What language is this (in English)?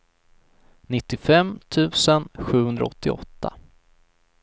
Swedish